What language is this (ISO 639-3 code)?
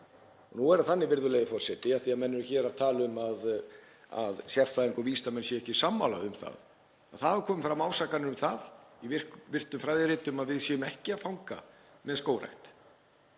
isl